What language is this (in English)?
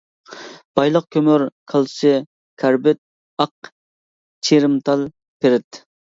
Uyghur